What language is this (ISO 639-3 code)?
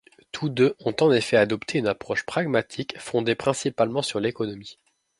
fra